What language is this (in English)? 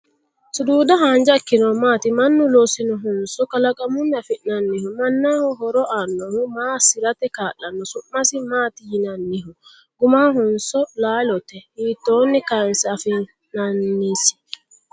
Sidamo